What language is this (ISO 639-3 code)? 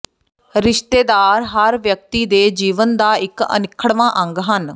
pan